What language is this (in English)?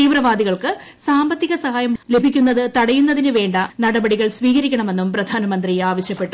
Malayalam